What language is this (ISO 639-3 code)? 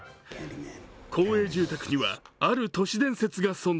jpn